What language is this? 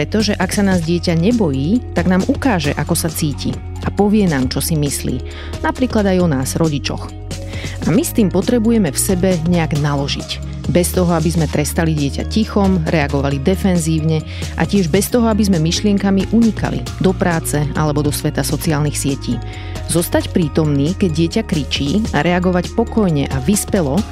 Slovak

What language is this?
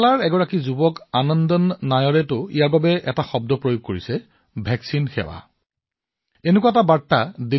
Assamese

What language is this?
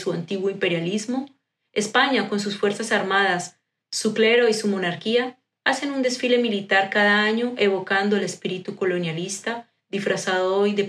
Spanish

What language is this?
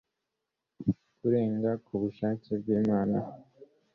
Kinyarwanda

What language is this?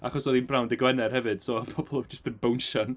Welsh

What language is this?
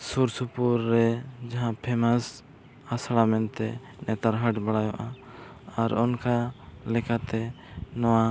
Santali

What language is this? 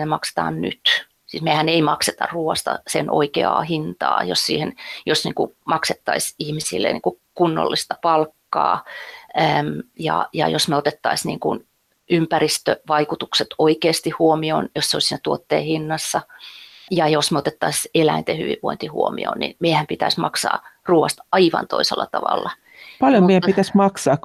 Finnish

